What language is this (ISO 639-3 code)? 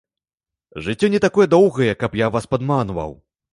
bel